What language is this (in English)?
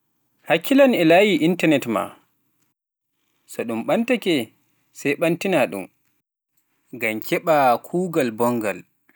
Pular